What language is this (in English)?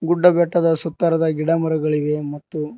Kannada